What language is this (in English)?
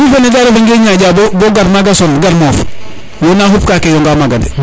Serer